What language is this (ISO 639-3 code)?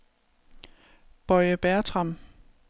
dan